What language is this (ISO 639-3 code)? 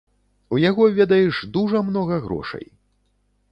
bel